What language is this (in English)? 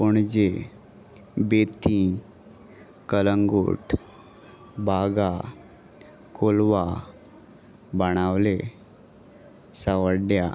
Konkani